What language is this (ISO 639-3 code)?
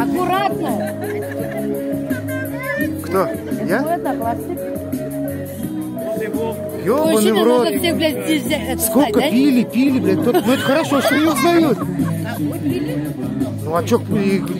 rus